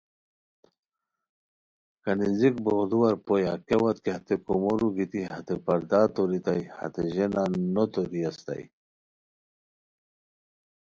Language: Khowar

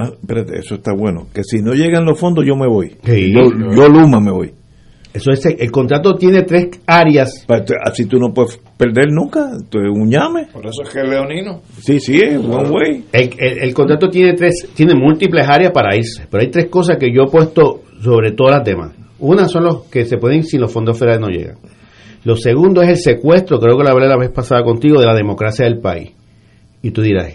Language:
Spanish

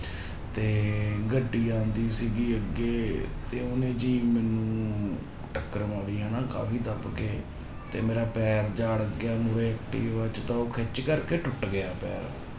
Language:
Punjabi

